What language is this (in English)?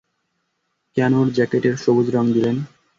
Bangla